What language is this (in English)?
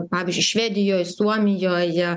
Lithuanian